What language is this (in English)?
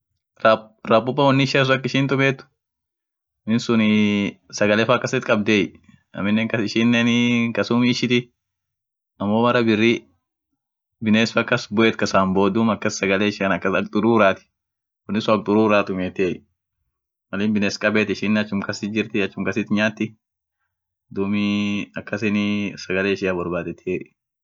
Orma